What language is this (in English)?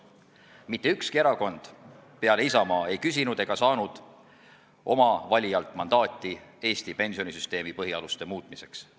Estonian